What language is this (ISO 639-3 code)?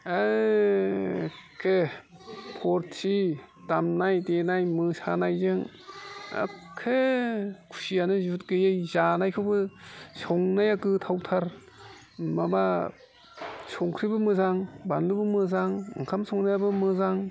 brx